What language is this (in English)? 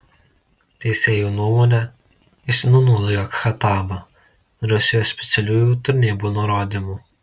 Lithuanian